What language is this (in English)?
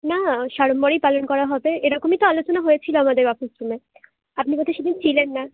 Bangla